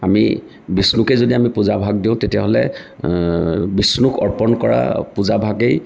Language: Assamese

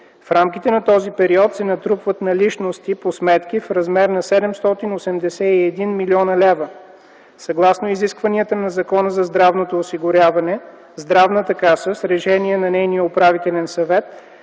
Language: Bulgarian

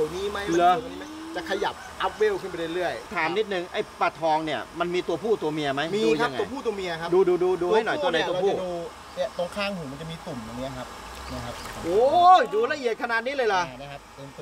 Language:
Thai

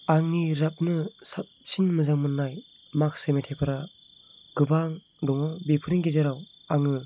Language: Bodo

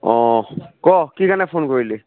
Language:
Assamese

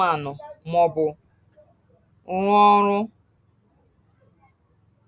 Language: Igbo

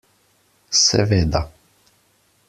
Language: Slovenian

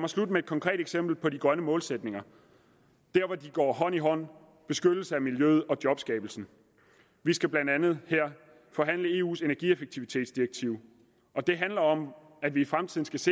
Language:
Danish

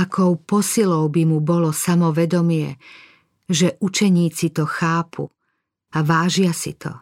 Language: Slovak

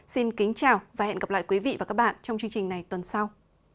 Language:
Vietnamese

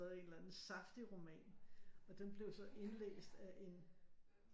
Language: Danish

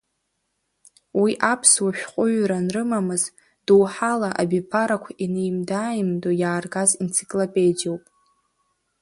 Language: Abkhazian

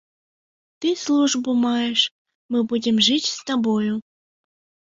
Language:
Belarusian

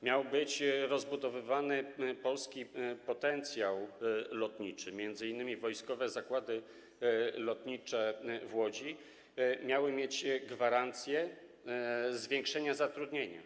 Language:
Polish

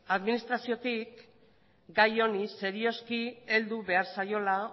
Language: Basque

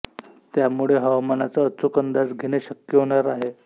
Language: Marathi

